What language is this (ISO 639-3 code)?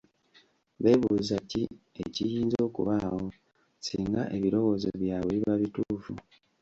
lug